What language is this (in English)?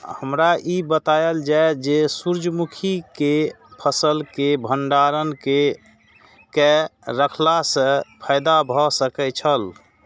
Maithili